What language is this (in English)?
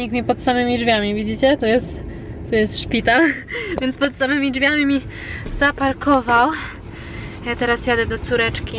Polish